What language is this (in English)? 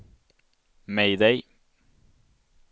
Swedish